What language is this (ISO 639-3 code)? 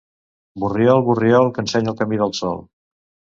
cat